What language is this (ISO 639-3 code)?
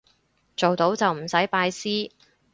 yue